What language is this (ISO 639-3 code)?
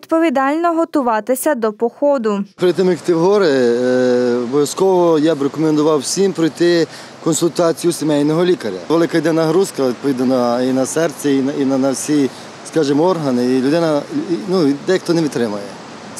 ukr